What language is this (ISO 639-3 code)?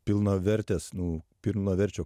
lit